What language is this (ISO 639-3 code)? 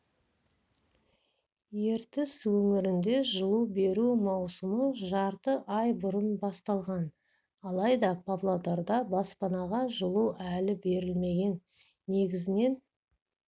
kaz